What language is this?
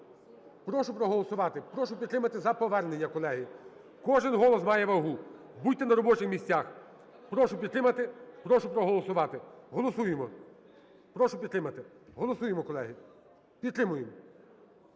Ukrainian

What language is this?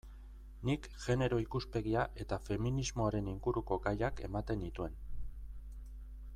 Basque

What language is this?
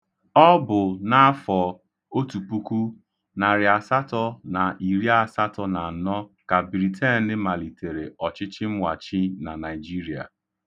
Igbo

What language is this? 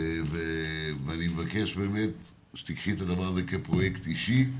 Hebrew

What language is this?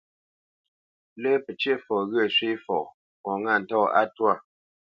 Bamenyam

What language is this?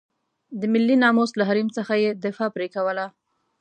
Pashto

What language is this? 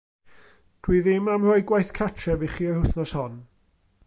Welsh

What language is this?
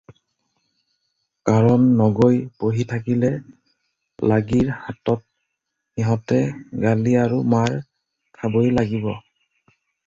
Assamese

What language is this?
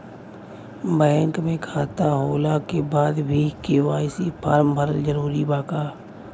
Bhojpuri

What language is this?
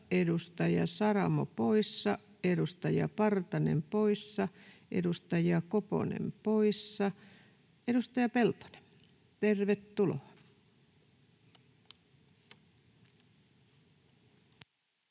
Finnish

